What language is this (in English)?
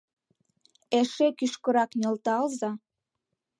Mari